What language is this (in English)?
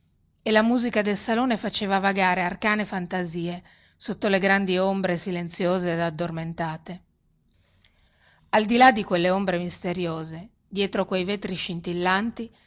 Italian